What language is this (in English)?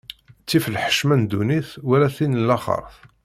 Kabyle